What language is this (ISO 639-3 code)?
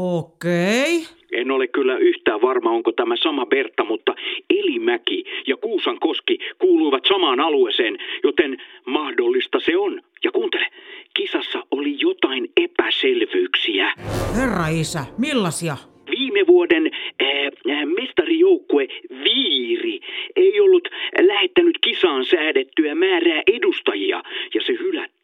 fin